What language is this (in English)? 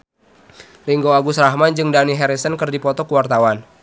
Sundanese